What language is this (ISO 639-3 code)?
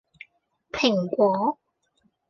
yue